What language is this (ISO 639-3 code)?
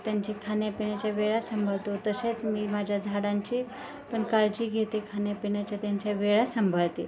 mar